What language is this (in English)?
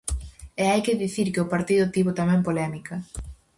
Galician